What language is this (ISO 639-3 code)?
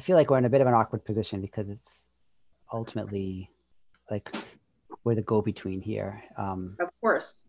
eng